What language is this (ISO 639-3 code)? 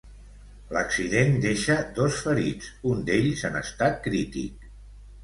cat